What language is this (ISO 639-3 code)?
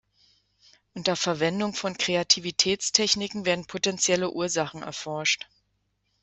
deu